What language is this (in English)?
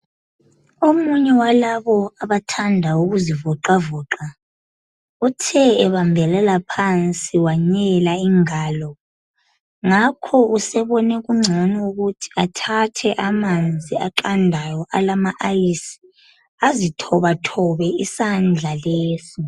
North Ndebele